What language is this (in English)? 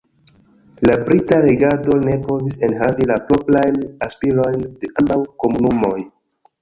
Esperanto